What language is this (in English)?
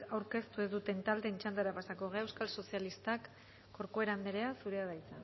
Basque